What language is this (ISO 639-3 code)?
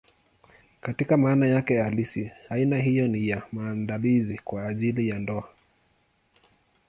swa